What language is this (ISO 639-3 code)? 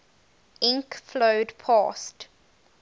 eng